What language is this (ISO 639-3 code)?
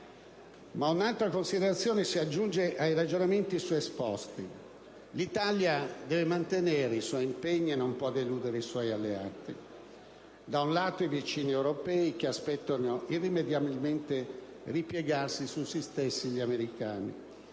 ita